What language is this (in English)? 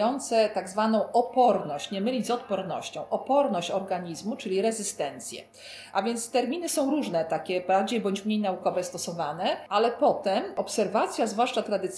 Polish